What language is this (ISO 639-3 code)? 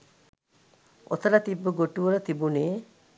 sin